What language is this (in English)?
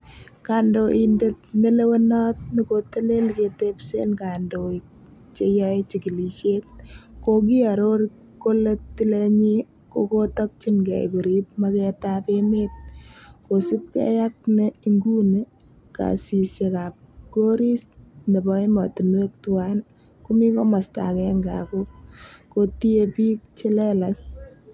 Kalenjin